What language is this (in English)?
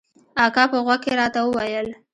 Pashto